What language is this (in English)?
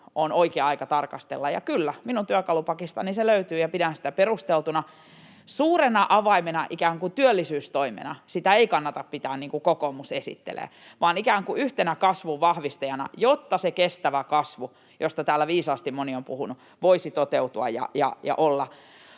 Finnish